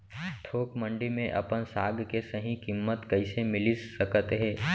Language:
Chhattisgarhi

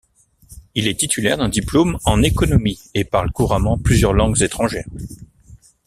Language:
French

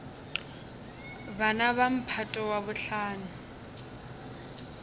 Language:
Northern Sotho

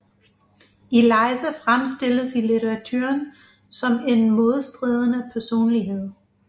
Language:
Danish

